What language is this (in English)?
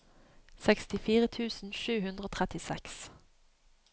Norwegian